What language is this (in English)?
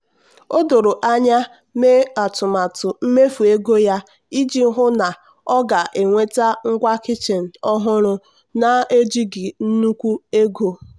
Igbo